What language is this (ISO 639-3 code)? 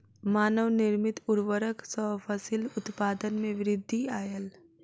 mai